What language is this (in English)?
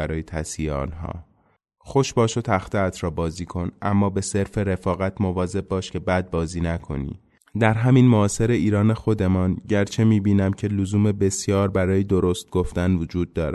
Persian